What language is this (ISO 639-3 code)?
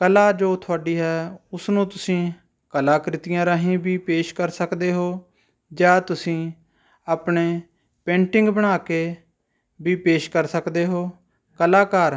pan